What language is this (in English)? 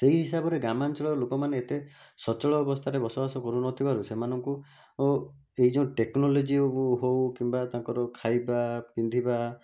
Odia